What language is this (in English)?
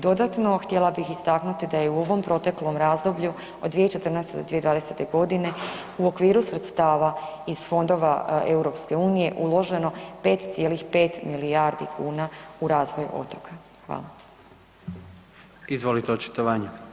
Croatian